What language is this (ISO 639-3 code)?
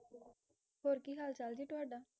pan